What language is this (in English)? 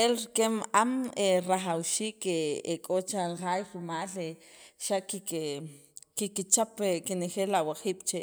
Sacapulteco